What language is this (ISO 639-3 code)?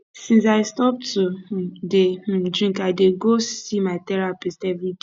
pcm